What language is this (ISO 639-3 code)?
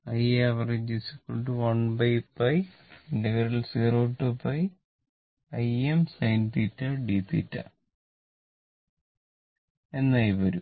mal